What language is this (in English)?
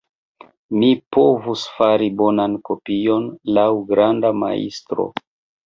Esperanto